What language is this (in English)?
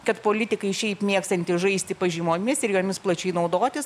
Lithuanian